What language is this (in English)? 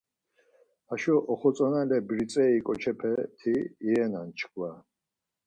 Laz